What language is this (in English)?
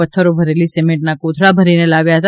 Gujarati